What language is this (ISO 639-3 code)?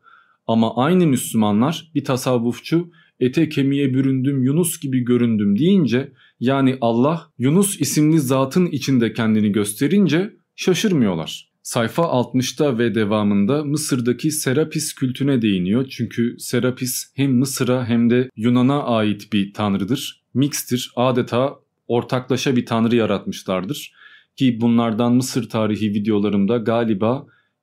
tur